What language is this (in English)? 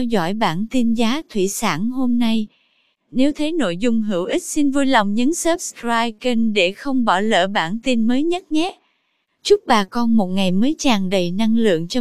Vietnamese